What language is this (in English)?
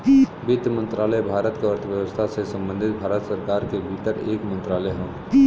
Bhojpuri